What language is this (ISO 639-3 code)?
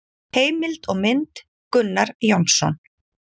isl